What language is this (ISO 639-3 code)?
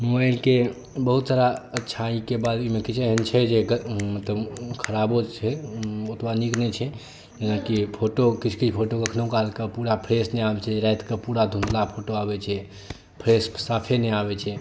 mai